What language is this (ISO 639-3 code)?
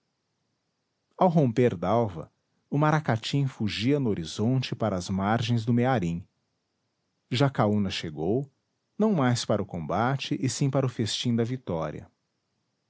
por